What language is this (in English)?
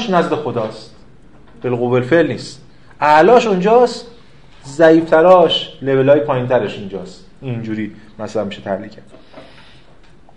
Persian